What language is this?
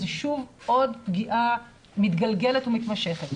Hebrew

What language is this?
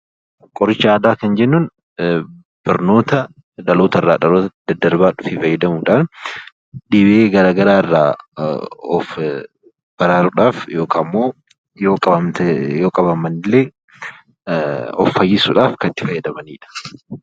Oromo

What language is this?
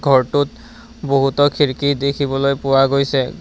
Assamese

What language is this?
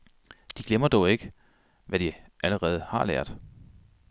Danish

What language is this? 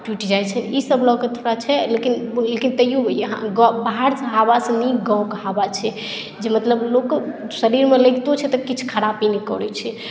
Maithili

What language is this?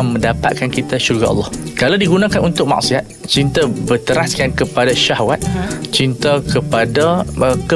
Malay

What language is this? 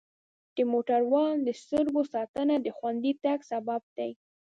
Pashto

